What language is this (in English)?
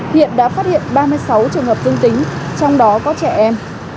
Vietnamese